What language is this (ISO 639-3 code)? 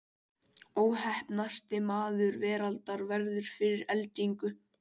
isl